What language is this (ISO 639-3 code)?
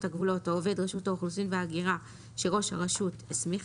heb